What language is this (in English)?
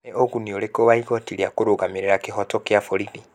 Kikuyu